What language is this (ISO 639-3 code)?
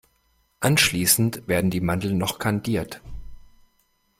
deu